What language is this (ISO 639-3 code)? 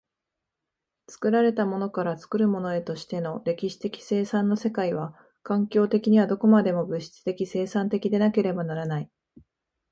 jpn